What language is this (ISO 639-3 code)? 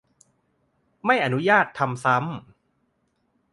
tha